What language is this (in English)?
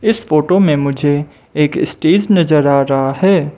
Hindi